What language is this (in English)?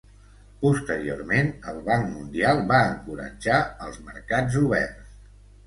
Catalan